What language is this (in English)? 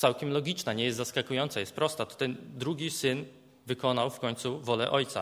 Polish